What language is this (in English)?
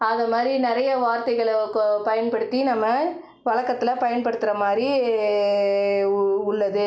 Tamil